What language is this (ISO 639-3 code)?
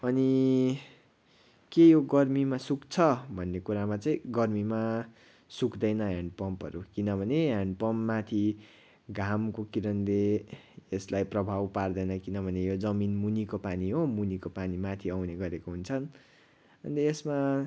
nep